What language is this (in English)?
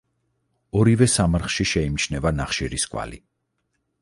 Georgian